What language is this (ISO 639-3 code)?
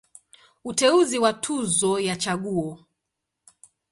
swa